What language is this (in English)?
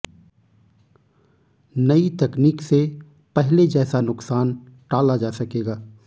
Hindi